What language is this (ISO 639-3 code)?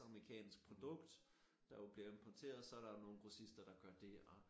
dan